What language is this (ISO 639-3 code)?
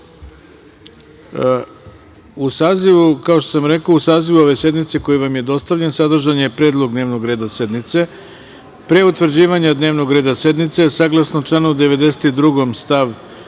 srp